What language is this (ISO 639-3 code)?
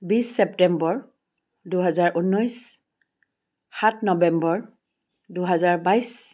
asm